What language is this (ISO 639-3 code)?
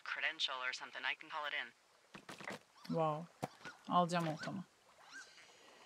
tur